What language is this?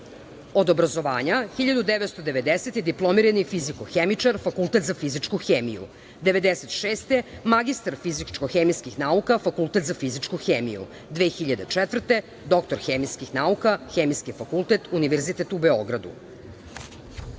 Serbian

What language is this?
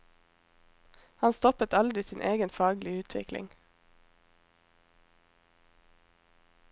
Norwegian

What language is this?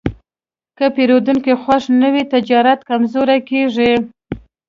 Pashto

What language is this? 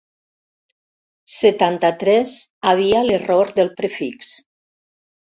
Catalan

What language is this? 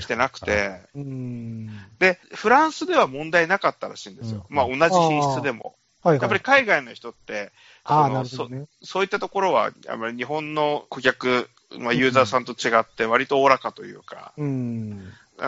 Japanese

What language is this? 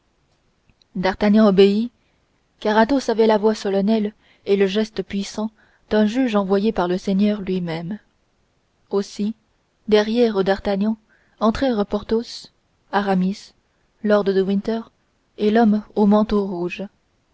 French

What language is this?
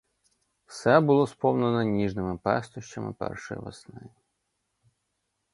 Ukrainian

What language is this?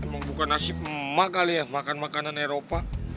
Indonesian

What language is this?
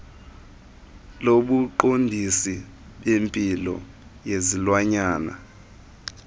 Xhosa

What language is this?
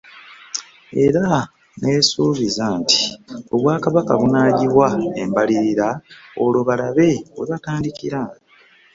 Ganda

